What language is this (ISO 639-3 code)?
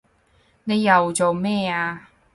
yue